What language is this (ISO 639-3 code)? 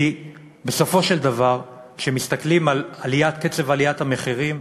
heb